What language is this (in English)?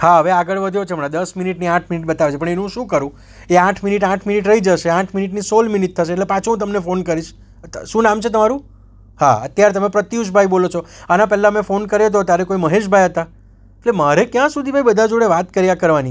Gujarati